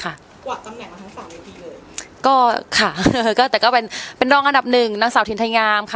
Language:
Thai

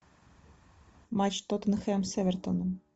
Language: Russian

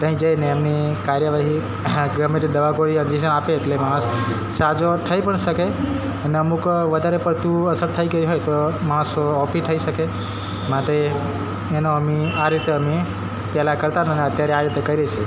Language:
Gujarati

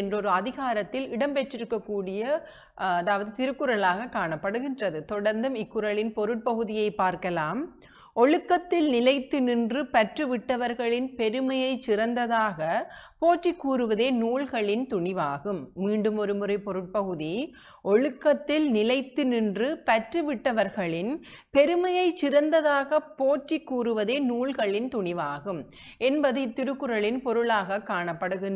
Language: Arabic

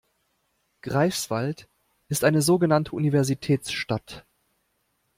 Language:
German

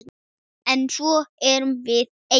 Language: Icelandic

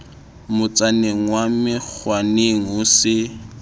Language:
Southern Sotho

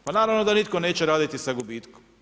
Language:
Croatian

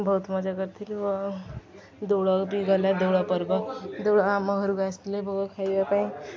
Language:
Odia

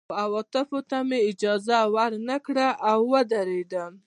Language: Pashto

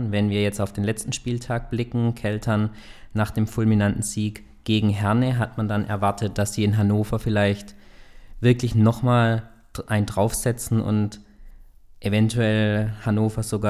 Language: German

